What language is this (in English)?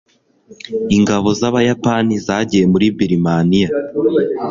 Kinyarwanda